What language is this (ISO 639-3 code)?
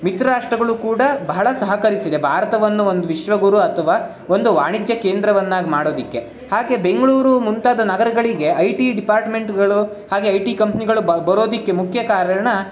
kan